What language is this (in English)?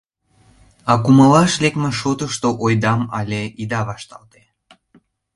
Mari